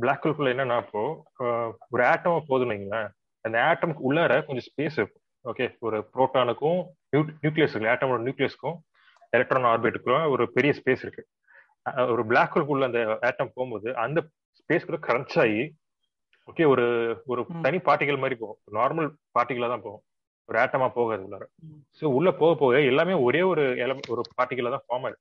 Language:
Tamil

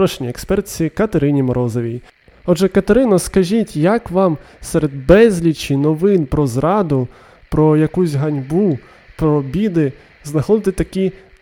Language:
Ukrainian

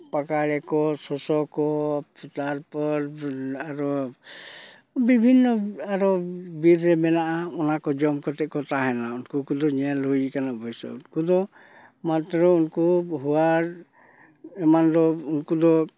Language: Santali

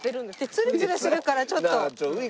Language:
Japanese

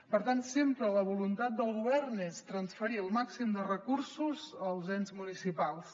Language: Catalan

